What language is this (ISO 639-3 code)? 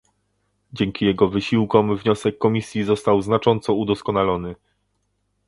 pol